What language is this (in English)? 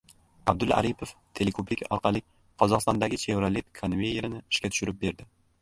Uzbek